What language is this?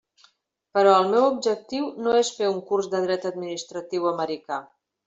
Catalan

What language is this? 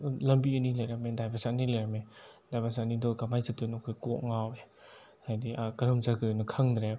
Manipuri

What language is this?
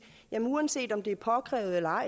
Danish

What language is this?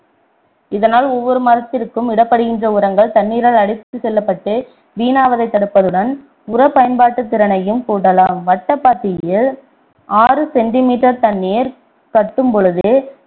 Tamil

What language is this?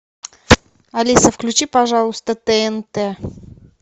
Russian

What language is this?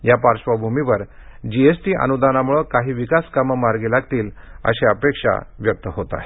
Marathi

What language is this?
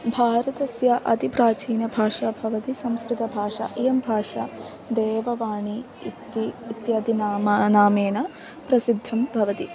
Sanskrit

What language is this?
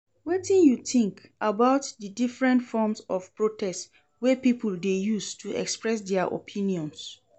Nigerian Pidgin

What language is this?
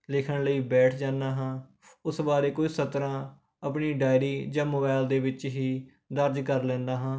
Punjabi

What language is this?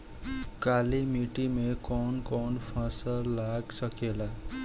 Bhojpuri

